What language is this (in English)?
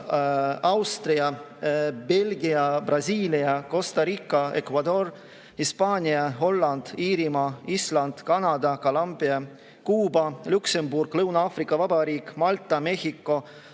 Estonian